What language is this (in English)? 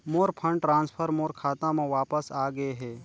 Chhattisgarhi